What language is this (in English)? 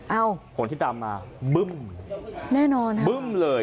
Thai